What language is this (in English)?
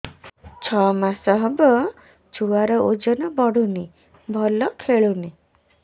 Odia